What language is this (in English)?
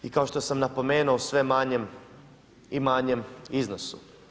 Croatian